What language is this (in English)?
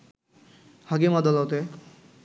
Bangla